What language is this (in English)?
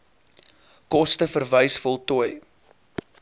Afrikaans